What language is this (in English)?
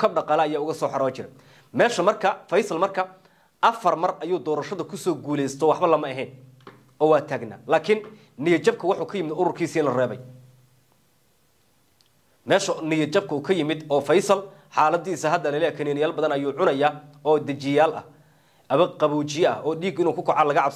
Arabic